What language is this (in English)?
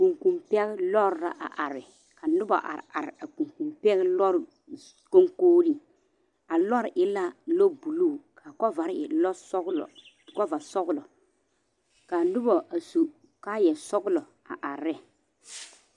Southern Dagaare